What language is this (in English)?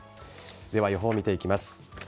Japanese